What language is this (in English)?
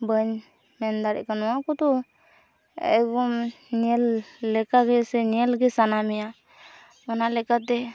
Santali